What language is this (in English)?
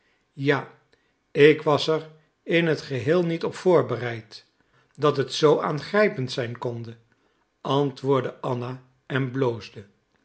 Dutch